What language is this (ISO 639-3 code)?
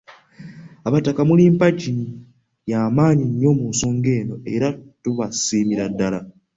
lug